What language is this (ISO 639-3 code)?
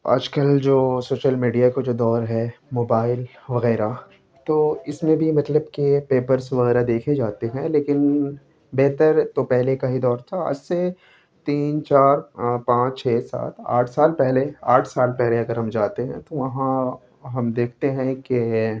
urd